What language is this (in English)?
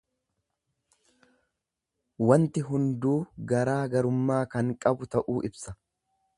Oromo